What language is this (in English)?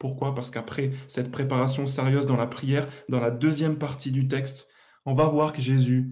French